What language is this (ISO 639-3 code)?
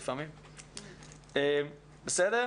heb